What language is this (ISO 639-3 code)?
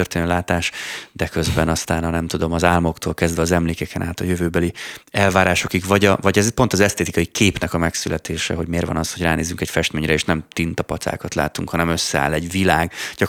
hun